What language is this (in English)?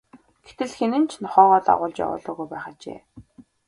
Mongolian